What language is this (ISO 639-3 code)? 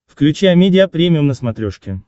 rus